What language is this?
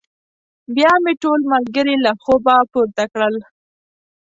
Pashto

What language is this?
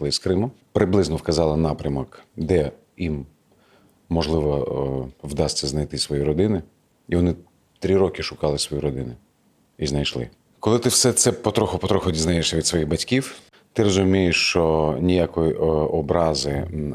Ukrainian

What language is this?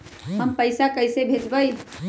Magahi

